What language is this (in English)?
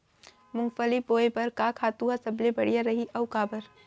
Chhattisgarhi